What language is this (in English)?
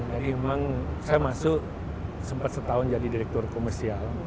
Indonesian